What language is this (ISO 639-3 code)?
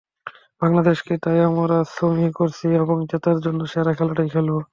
ben